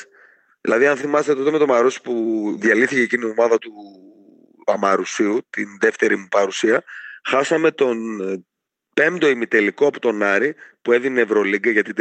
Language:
Greek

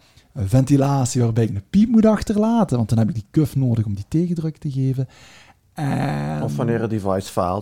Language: Dutch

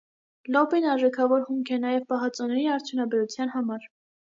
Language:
Armenian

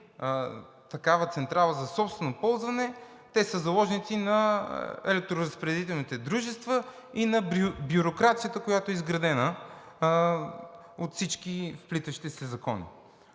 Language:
Bulgarian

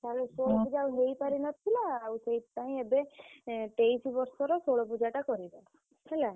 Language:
Odia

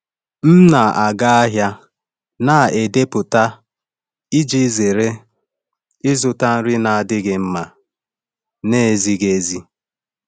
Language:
Igbo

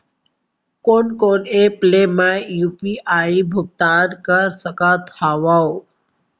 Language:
Chhattisgarhi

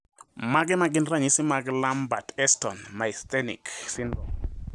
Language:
Luo (Kenya and Tanzania)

